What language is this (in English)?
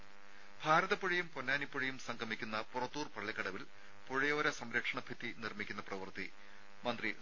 Malayalam